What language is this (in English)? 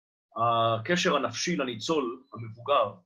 Hebrew